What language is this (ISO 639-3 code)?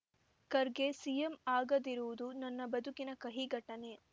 kan